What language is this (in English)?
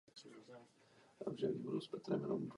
Czech